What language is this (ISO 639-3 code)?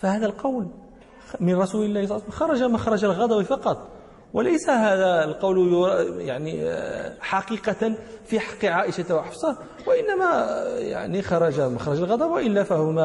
ara